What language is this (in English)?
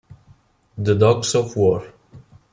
Italian